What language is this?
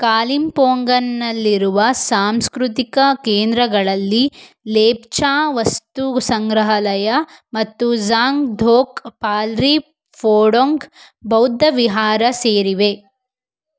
Kannada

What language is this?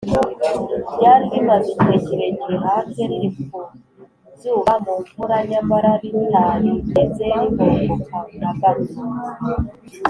Kinyarwanda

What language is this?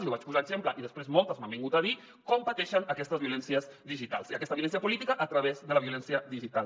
Catalan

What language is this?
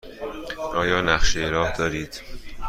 Persian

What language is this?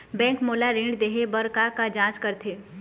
Chhattisgarhi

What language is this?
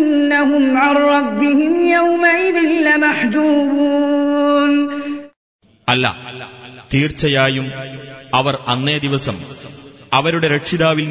Malayalam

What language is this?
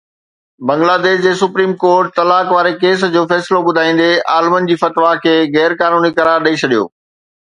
Sindhi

